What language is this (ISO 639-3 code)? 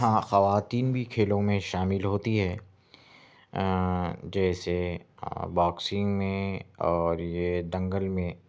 urd